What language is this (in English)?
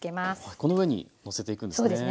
Japanese